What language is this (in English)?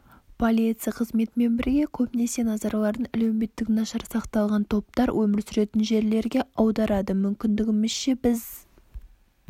Kazakh